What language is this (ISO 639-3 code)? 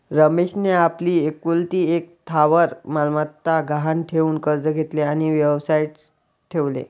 mar